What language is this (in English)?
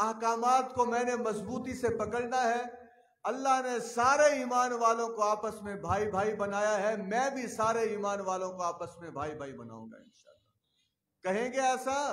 Hindi